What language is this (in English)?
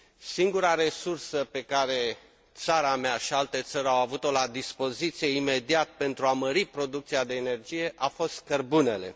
Romanian